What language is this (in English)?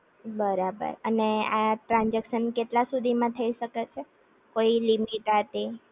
Gujarati